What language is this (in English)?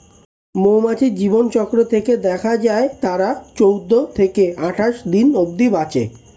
Bangla